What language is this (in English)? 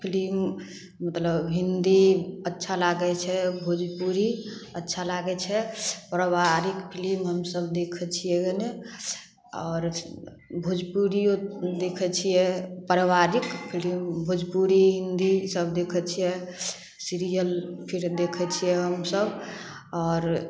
Maithili